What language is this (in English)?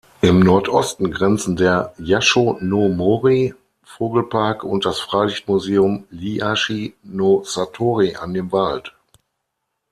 German